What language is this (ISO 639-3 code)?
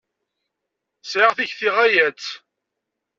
kab